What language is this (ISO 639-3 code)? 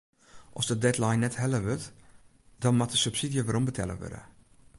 fry